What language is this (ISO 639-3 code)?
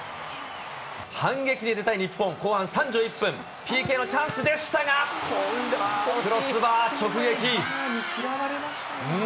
jpn